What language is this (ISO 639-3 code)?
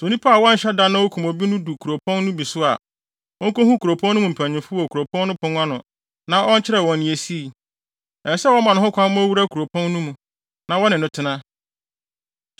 aka